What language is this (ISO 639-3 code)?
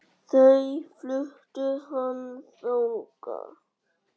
isl